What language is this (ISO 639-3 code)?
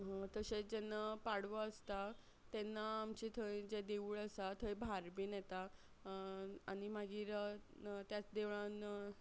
kok